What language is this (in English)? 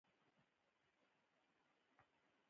Pashto